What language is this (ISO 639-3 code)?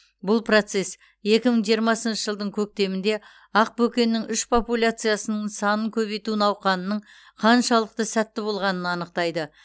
kaz